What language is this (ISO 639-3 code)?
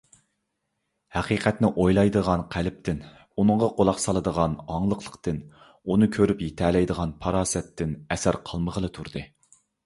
uig